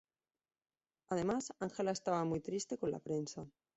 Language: Spanish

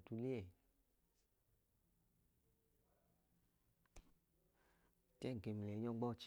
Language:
Idoma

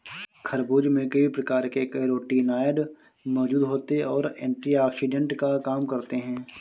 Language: Hindi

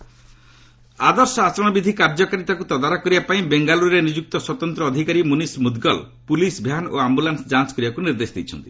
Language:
Odia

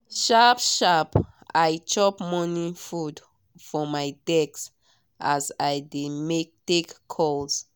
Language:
Nigerian Pidgin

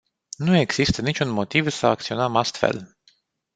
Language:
Romanian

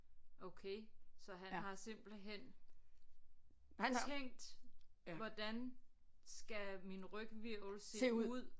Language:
Danish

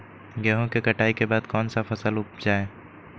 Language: Magahi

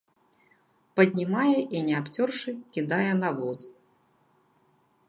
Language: Belarusian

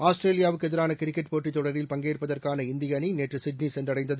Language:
Tamil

